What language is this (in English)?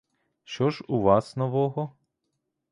Ukrainian